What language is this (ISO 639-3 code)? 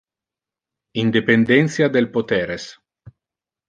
ina